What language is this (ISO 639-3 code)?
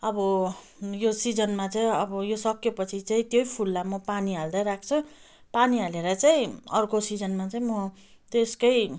nep